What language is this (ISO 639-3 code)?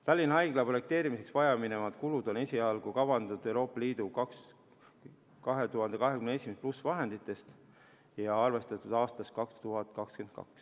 est